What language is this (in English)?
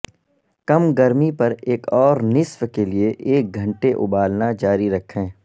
Urdu